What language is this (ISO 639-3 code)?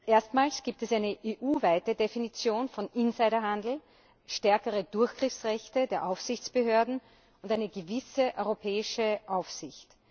deu